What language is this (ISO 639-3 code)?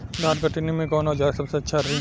bho